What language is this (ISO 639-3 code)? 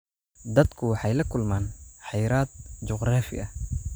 som